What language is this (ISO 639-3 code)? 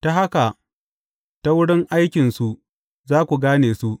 hau